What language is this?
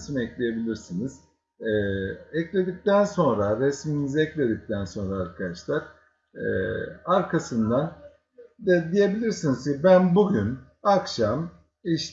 Turkish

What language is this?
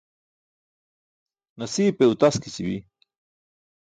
Burushaski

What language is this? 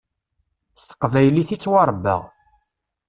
Kabyle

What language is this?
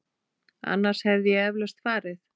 Icelandic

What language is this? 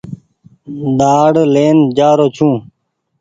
Goaria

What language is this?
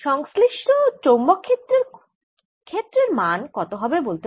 Bangla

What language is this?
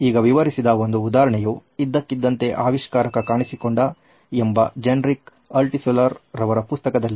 Kannada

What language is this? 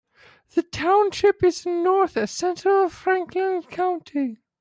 English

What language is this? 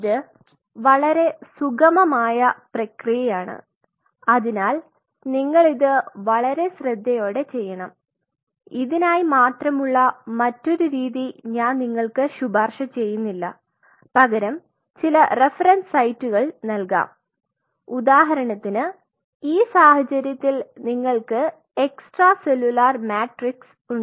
Malayalam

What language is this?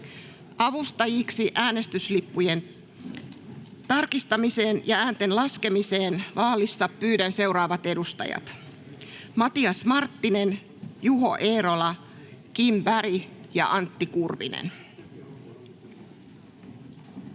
Finnish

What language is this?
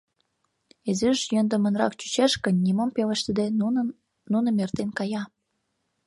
Mari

